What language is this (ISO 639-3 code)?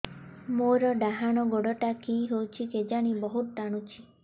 ori